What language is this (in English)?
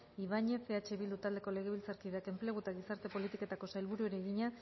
Basque